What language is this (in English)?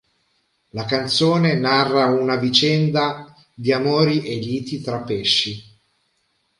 Italian